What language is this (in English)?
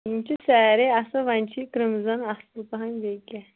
Kashmiri